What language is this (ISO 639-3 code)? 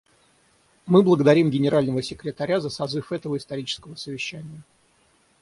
rus